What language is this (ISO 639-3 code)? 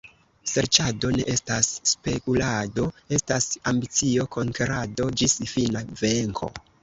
epo